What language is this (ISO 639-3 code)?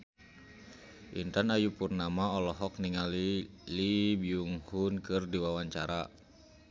sun